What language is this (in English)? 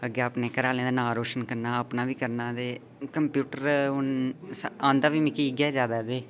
Dogri